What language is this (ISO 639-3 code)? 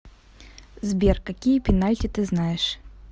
rus